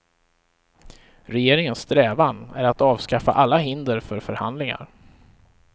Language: Swedish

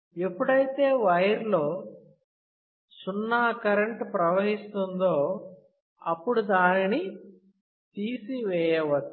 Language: Telugu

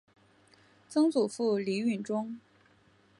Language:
Chinese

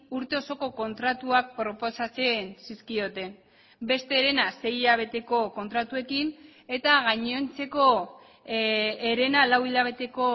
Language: Basque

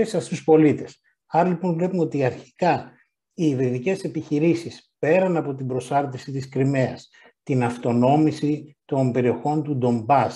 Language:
Greek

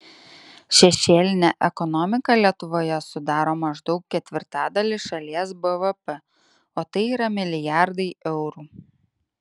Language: Lithuanian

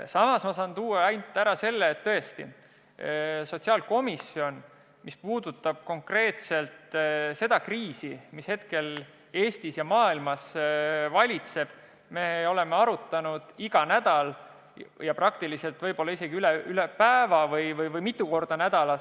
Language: Estonian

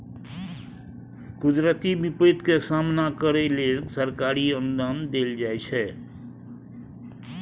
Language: Maithili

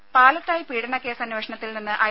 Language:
Malayalam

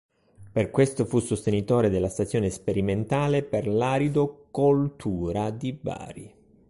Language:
Italian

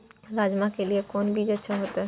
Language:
Maithili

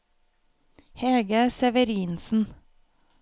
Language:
Norwegian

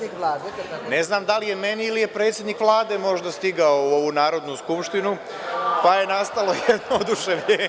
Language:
Serbian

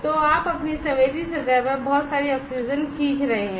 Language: Hindi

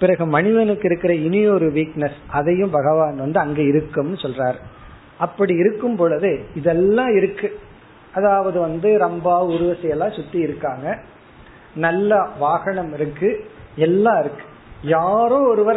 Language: Tamil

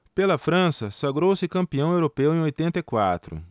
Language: Portuguese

